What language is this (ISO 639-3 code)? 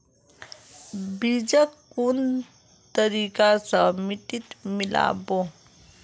mag